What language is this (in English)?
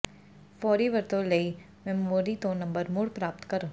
Punjabi